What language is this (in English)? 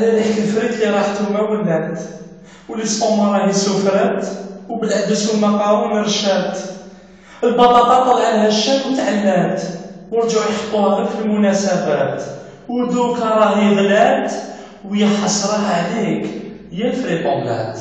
Arabic